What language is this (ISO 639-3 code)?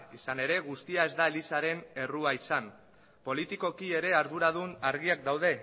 eus